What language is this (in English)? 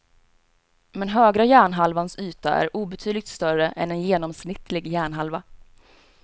Swedish